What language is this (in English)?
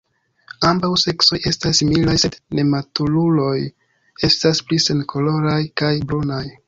Esperanto